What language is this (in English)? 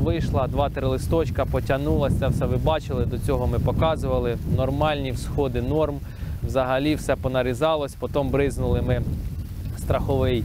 Ukrainian